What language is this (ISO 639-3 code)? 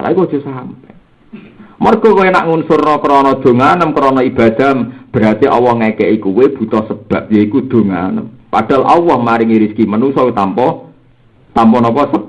ind